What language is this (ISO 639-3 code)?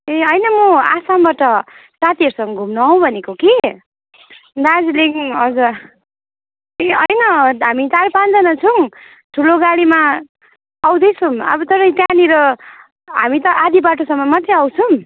nep